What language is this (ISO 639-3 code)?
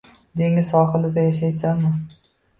uzb